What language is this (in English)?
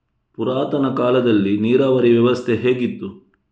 Kannada